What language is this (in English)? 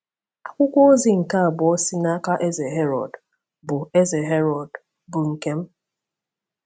Igbo